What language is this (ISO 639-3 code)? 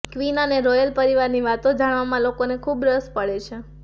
guj